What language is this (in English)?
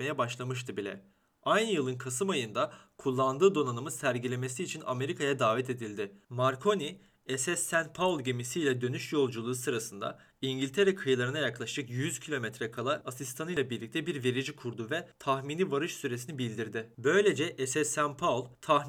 Turkish